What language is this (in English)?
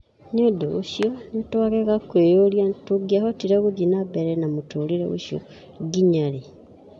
Kikuyu